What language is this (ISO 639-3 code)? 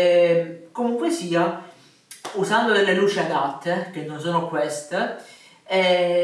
ita